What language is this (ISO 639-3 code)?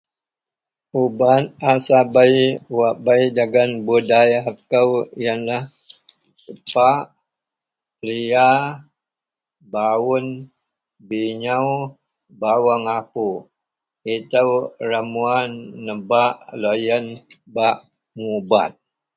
mel